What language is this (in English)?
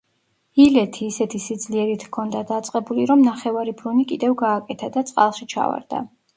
Georgian